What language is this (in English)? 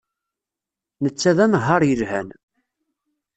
Kabyle